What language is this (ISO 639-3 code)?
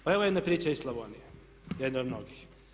hrv